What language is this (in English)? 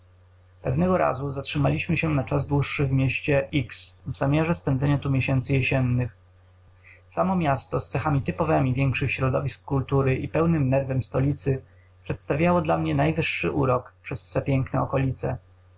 Polish